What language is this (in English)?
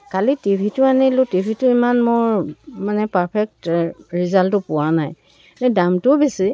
Assamese